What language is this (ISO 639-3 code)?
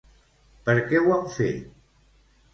cat